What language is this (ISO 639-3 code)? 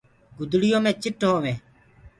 ggg